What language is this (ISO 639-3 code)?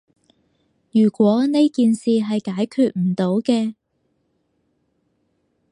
yue